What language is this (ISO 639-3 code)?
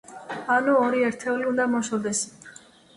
kat